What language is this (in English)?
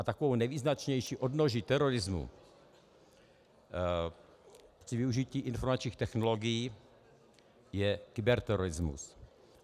Czech